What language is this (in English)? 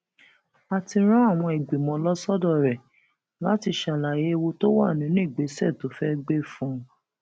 Yoruba